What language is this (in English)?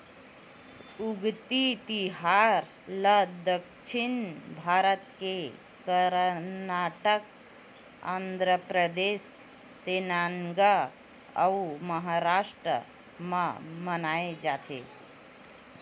Chhattisgarhi